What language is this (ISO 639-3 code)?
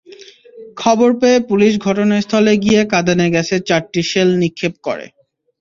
ben